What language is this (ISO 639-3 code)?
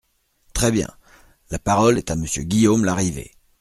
fra